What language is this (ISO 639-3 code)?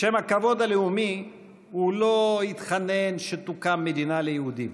heb